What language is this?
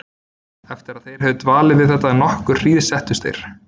Icelandic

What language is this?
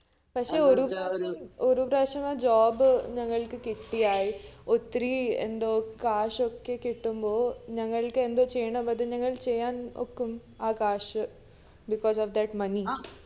Malayalam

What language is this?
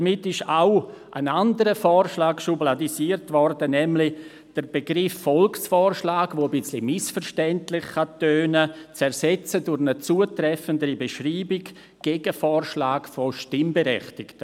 Swiss German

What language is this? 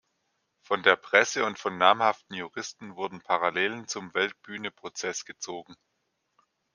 German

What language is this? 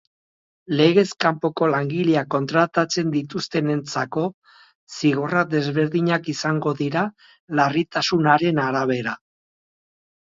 Basque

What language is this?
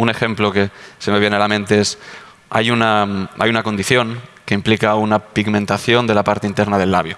Spanish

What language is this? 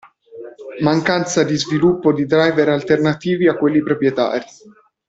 Italian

